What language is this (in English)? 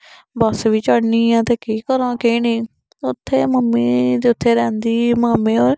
Dogri